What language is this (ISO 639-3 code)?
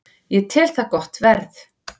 isl